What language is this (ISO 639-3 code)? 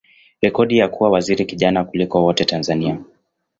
swa